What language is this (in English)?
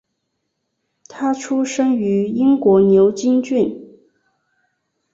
Chinese